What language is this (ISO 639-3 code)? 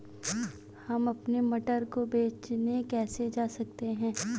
hin